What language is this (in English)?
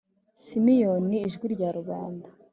Kinyarwanda